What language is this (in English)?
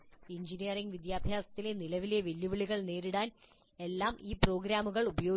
Malayalam